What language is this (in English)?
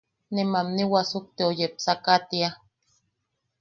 Yaqui